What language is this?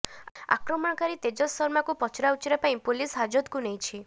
Odia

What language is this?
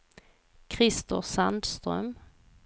Swedish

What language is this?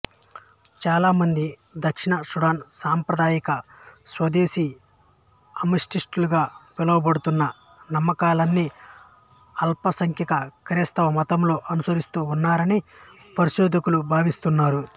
Telugu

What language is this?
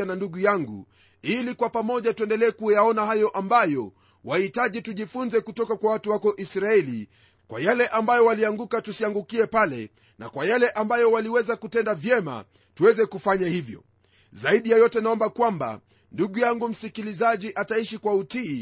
Swahili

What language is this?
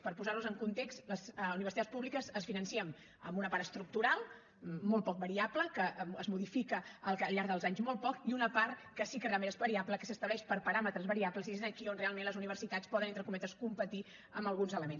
Catalan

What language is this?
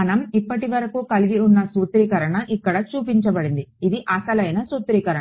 Telugu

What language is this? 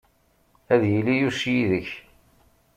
Kabyle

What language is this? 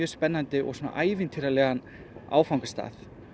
Icelandic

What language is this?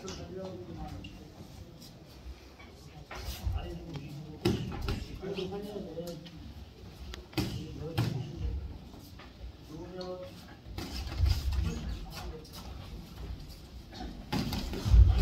Korean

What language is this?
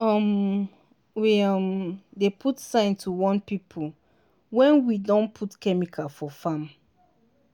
Nigerian Pidgin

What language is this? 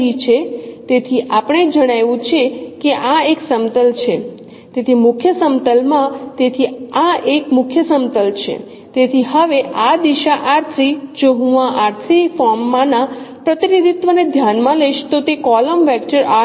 Gujarati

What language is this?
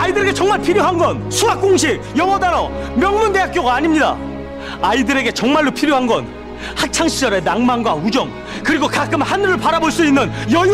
Korean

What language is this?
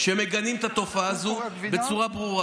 Hebrew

